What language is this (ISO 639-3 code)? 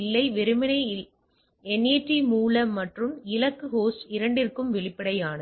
tam